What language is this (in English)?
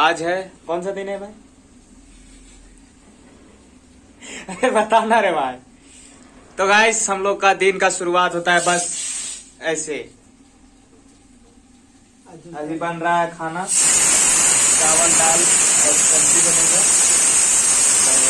Hindi